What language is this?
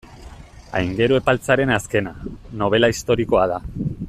Basque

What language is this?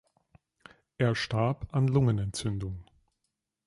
German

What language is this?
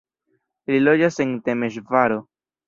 Esperanto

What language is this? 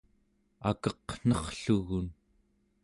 Central Yupik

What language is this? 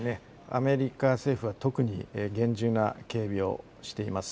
Japanese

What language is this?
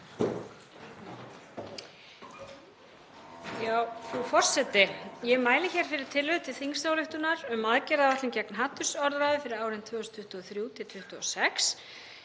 Icelandic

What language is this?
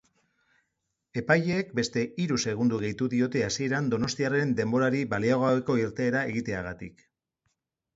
Basque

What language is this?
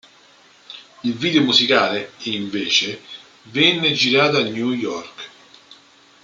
Italian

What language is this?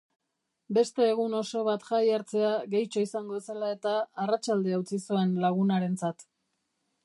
Basque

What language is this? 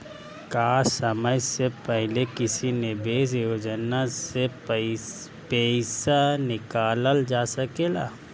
Bhojpuri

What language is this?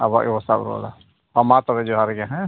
Santali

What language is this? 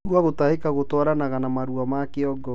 Kikuyu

